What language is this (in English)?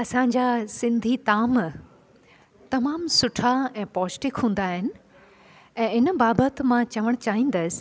Sindhi